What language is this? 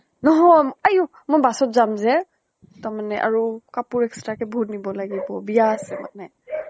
Assamese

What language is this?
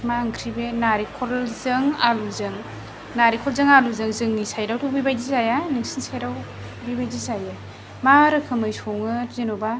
Bodo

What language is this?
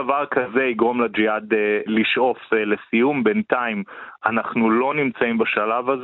Hebrew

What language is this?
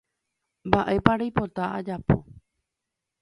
Guarani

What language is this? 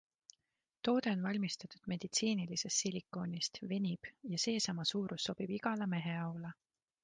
Estonian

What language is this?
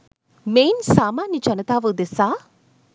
Sinhala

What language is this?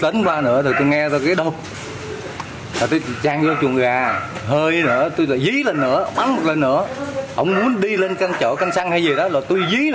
Vietnamese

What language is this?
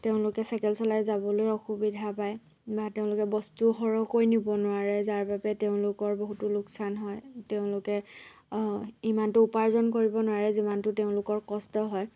Assamese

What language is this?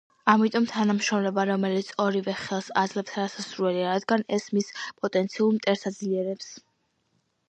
Georgian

